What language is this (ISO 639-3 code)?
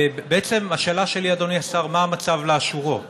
heb